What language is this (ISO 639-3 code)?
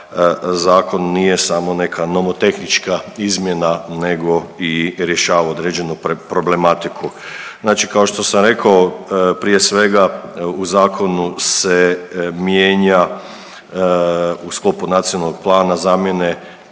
hrv